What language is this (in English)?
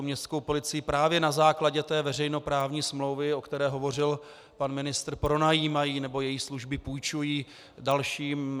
Czech